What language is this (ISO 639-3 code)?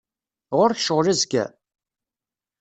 kab